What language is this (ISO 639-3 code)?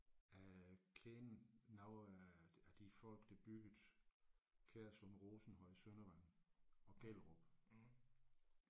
dan